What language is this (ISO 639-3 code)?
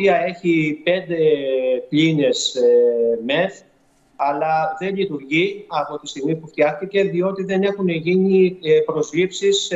ell